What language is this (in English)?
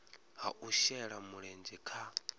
Venda